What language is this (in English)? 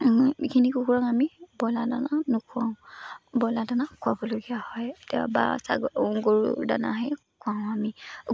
Assamese